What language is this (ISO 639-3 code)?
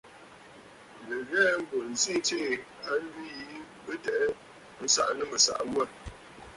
bfd